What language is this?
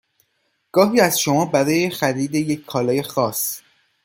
Persian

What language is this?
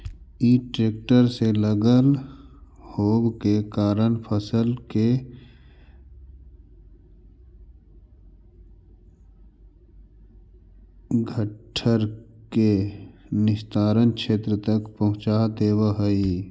Magahi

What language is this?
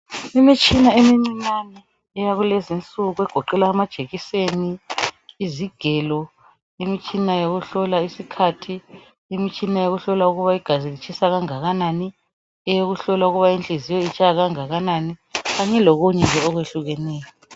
North Ndebele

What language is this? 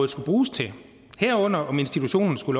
Danish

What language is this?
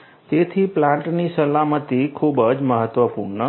Gujarati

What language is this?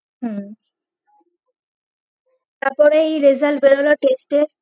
Bangla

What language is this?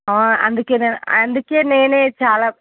Telugu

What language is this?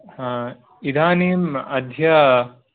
Sanskrit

